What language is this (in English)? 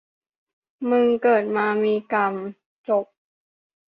Thai